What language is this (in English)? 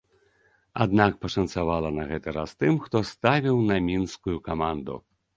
Belarusian